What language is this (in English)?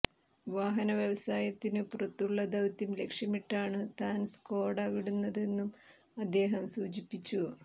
Malayalam